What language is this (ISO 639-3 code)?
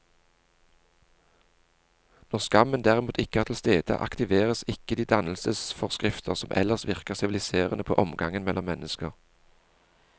nor